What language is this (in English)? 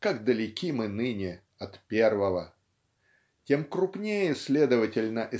Russian